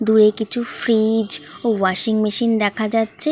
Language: Bangla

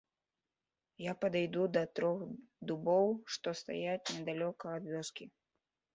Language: Belarusian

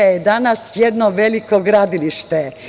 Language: Serbian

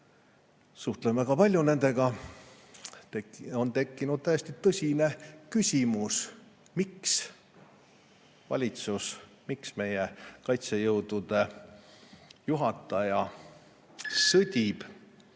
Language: Estonian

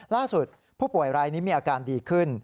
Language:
Thai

